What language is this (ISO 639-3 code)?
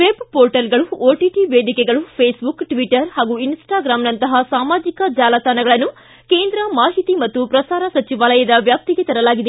kan